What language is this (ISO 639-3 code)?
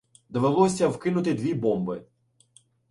ukr